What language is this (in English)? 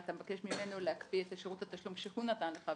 Hebrew